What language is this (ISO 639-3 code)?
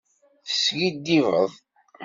kab